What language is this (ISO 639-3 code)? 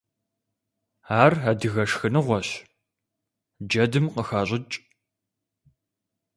kbd